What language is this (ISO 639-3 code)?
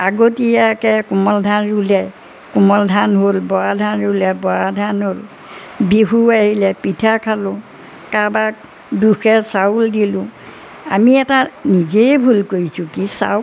asm